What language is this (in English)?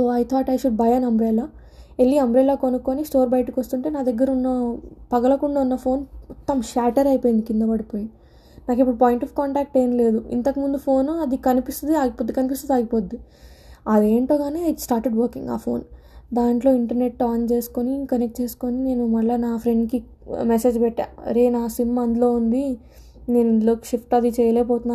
Telugu